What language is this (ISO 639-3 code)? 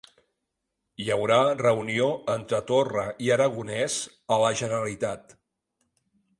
cat